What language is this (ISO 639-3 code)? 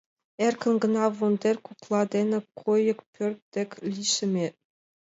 chm